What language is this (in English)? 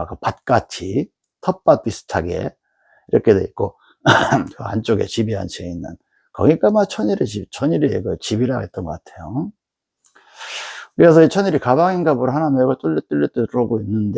Korean